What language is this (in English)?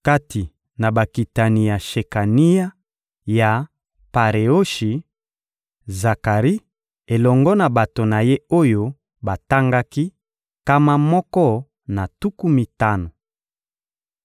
Lingala